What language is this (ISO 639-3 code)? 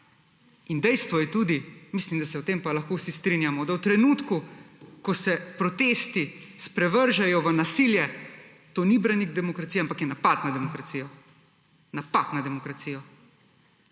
slv